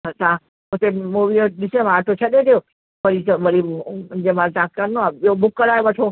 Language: Sindhi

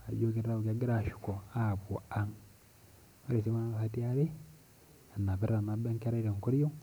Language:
Masai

